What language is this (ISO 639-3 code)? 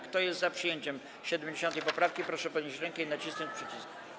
pol